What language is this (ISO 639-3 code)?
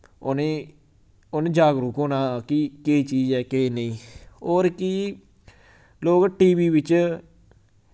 doi